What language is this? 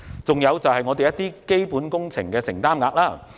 Cantonese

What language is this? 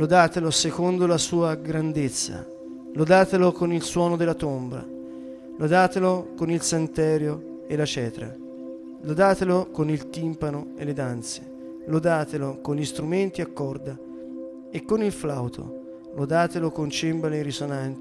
Italian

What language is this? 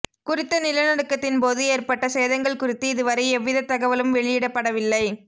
Tamil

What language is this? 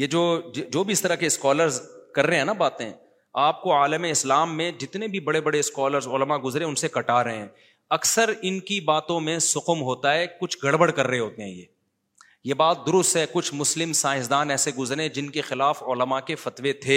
Urdu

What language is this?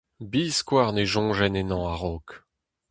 Breton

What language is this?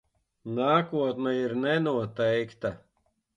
Latvian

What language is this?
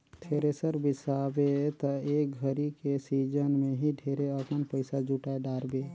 Chhattisgarhi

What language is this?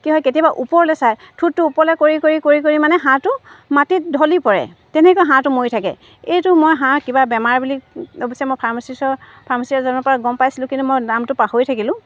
Assamese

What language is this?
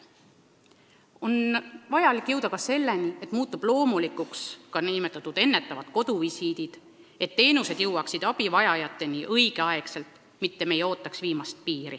Estonian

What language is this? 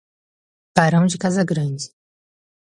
Portuguese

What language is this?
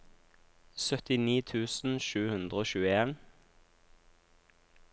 Norwegian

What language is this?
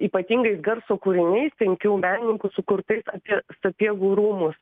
Lithuanian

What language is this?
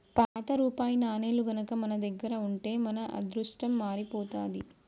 Telugu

